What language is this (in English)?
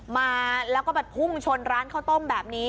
Thai